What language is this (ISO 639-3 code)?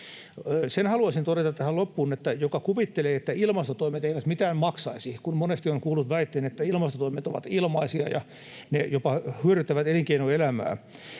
fin